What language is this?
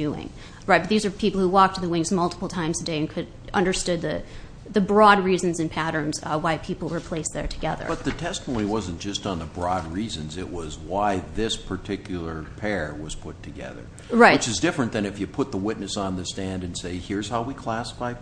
English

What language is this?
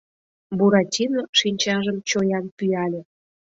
Mari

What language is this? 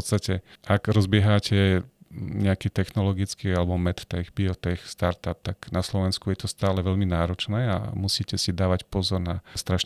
Slovak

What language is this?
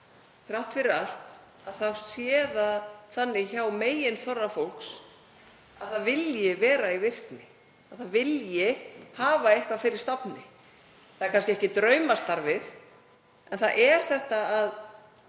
Icelandic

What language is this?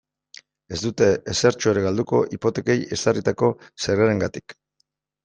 Basque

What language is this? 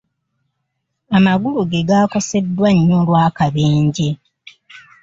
Ganda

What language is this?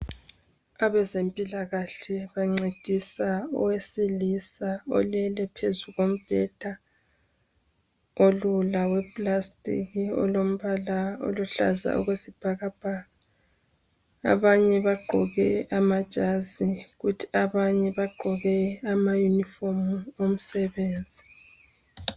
North Ndebele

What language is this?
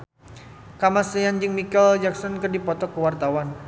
Sundanese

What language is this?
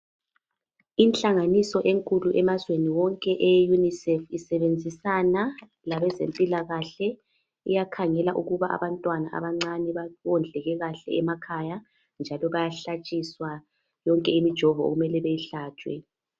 North Ndebele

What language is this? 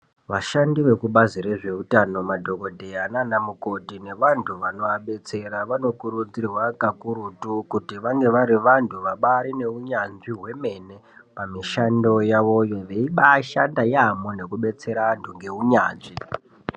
Ndau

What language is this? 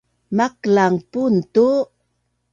Bunun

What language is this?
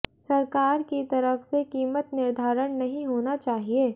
Hindi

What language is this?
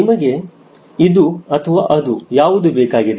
Kannada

